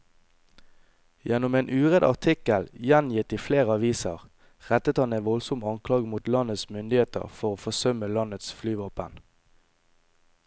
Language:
Norwegian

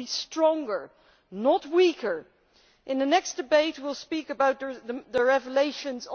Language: English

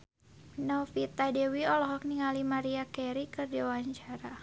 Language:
Sundanese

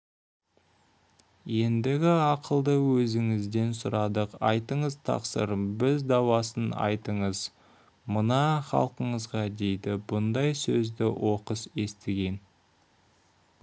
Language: Kazakh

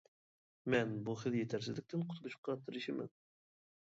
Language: Uyghur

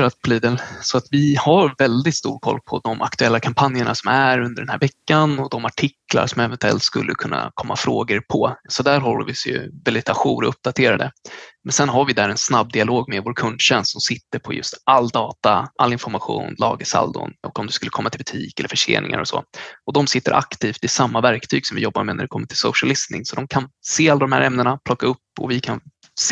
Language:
Swedish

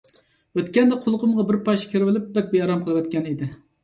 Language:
Uyghur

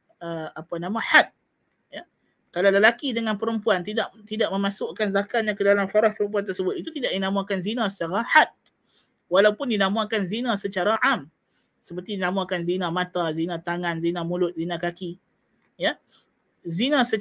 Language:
Malay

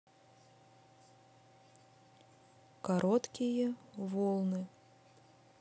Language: Russian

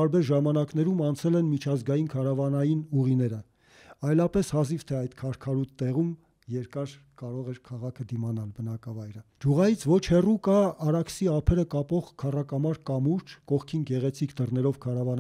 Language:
Turkish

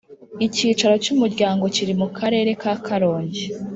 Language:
Kinyarwanda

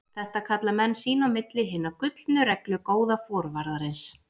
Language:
Icelandic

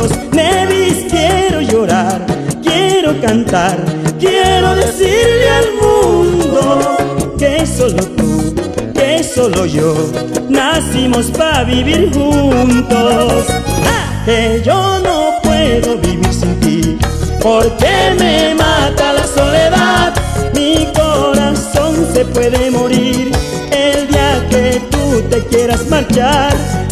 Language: Spanish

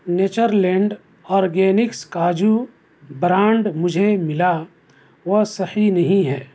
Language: Urdu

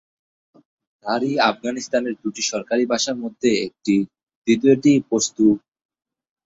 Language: Bangla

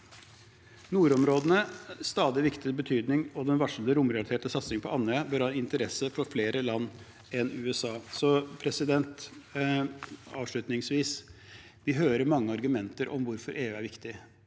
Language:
Norwegian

